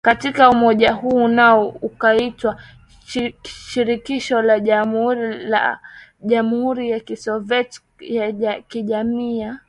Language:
Swahili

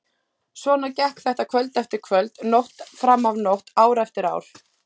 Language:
Icelandic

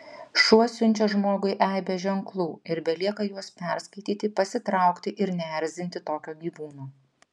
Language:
Lithuanian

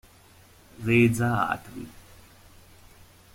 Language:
Italian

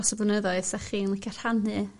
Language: Welsh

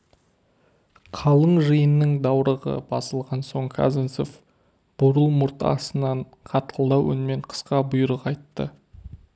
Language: Kazakh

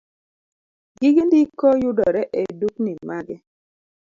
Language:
Luo (Kenya and Tanzania)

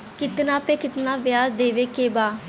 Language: Bhojpuri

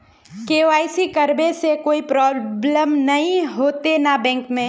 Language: Magahi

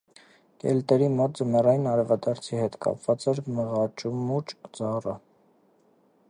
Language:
Armenian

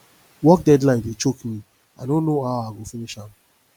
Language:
Nigerian Pidgin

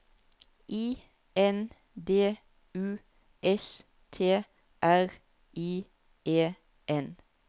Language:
Norwegian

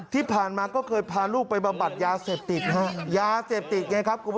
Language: Thai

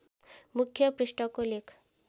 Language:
Nepali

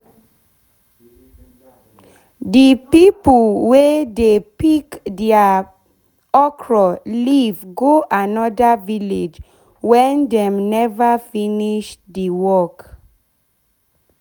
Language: Nigerian Pidgin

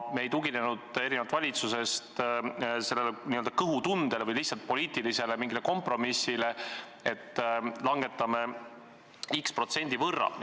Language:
Estonian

